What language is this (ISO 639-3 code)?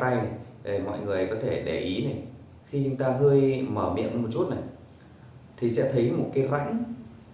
vie